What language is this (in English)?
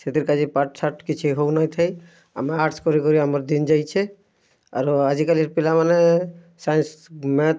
Odia